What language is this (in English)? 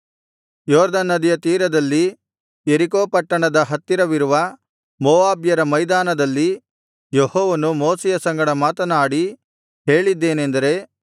Kannada